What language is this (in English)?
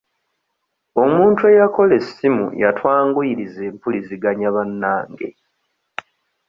Ganda